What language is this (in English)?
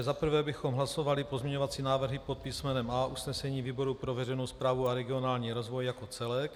Czech